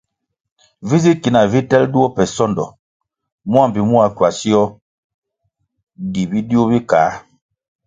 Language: Kwasio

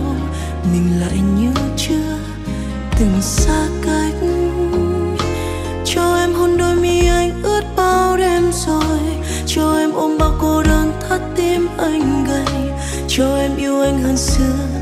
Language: Vietnamese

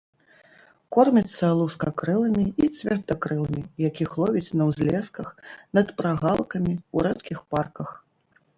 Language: Belarusian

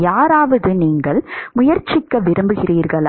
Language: Tamil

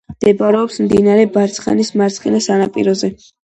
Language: Georgian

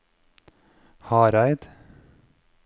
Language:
Norwegian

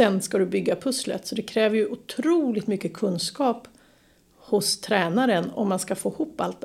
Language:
Swedish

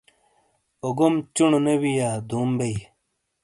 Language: Shina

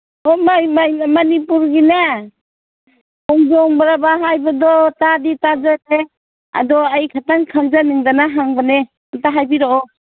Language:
Manipuri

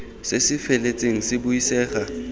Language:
Tswana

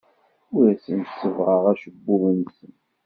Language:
Kabyle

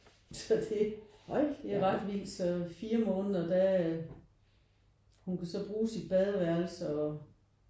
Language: Danish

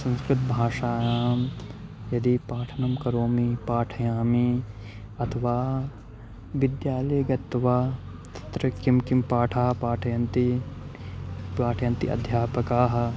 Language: Sanskrit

